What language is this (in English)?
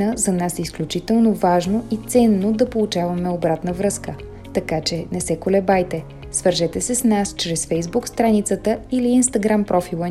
Bulgarian